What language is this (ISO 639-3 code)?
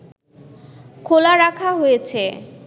ben